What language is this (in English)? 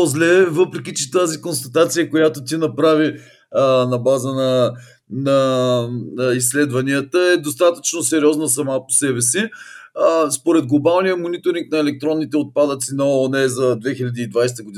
Bulgarian